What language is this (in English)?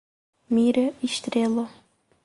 Portuguese